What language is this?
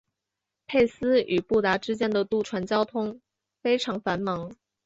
Chinese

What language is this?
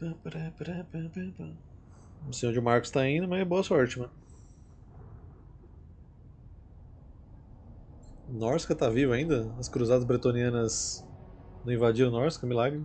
Portuguese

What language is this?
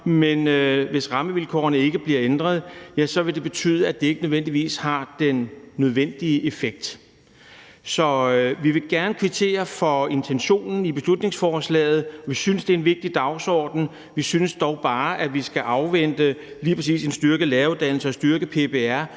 Danish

